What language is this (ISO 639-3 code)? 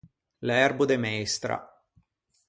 lij